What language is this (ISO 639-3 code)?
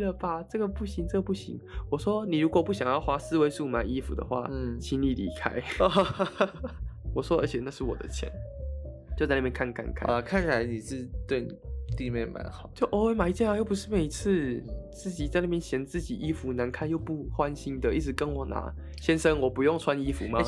zho